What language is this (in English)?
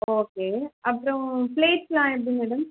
Tamil